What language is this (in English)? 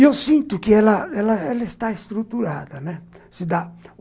Portuguese